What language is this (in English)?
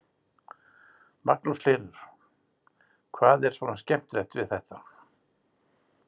Icelandic